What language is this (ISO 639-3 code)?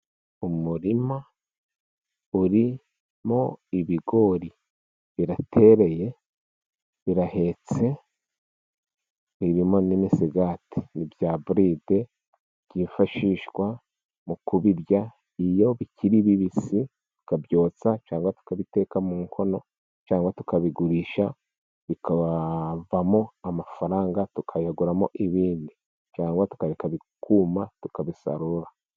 kin